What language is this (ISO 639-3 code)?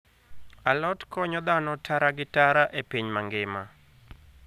luo